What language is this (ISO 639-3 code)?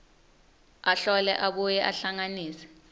ssw